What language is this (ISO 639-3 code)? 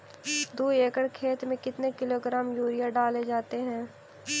mag